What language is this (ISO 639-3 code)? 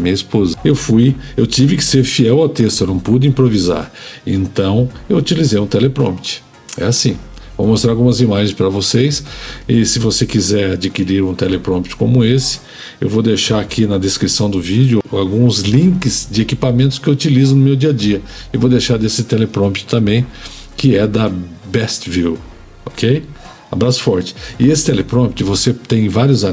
por